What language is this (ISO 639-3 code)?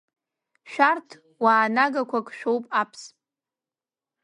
abk